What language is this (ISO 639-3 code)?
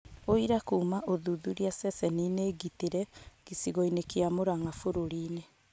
kik